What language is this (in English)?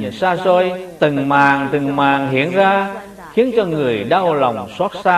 Vietnamese